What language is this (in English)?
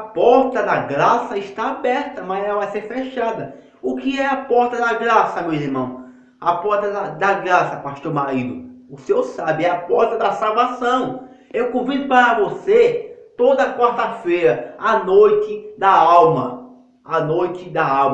Portuguese